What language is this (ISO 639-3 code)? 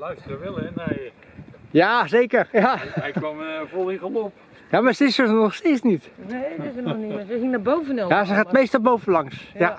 nld